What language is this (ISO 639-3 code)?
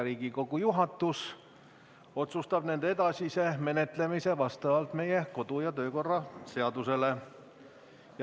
est